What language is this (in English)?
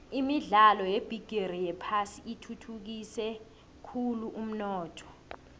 South Ndebele